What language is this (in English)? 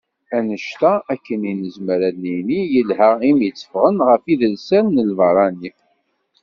Kabyle